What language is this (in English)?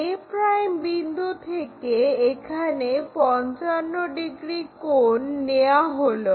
Bangla